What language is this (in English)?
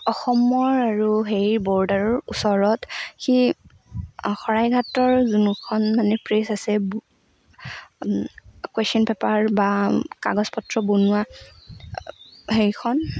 Assamese